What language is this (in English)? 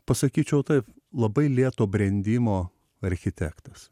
Lithuanian